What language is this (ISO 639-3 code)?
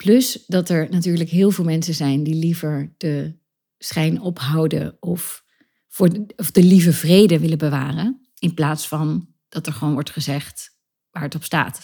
nld